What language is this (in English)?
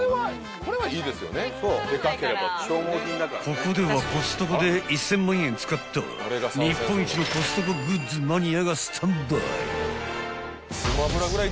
Japanese